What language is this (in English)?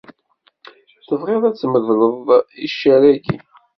Kabyle